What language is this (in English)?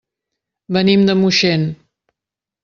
Catalan